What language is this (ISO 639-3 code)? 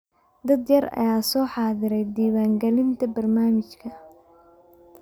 som